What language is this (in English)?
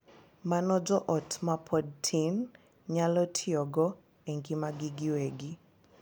Luo (Kenya and Tanzania)